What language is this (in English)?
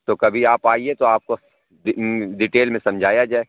Urdu